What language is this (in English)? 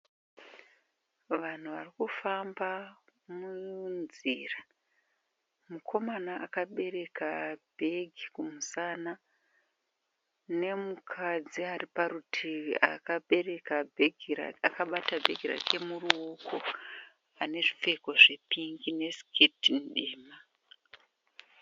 Shona